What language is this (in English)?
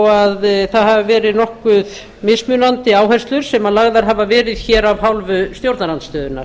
Icelandic